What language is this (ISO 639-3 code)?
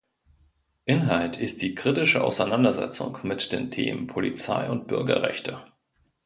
deu